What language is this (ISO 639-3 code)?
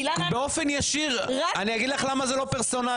heb